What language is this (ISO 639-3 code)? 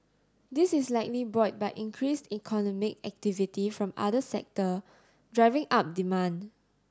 eng